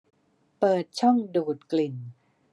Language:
Thai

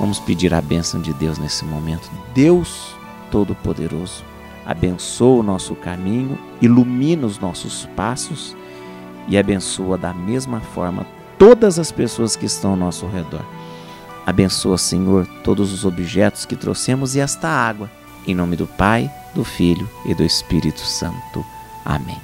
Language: Portuguese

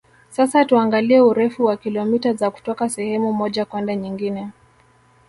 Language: Swahili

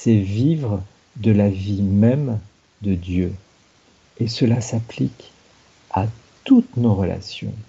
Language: French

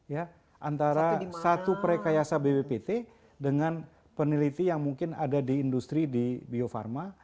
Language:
Indonesian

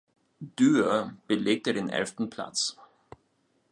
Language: German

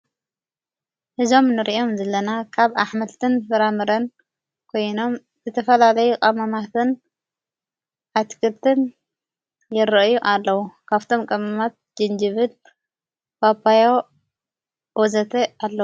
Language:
Tigrinya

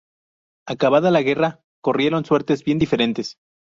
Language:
Spanish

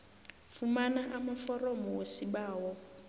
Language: South Ndebele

